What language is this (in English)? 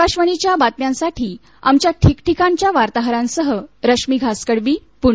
Marathi